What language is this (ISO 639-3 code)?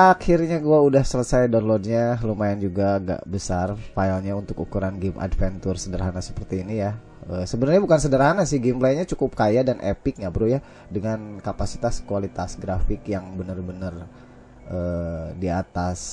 ind